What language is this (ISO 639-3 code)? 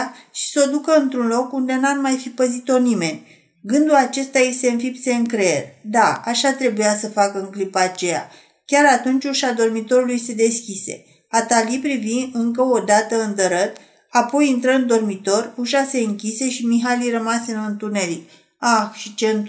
ron